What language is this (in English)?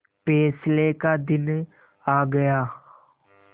Hindi